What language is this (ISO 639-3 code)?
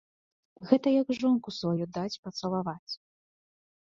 bel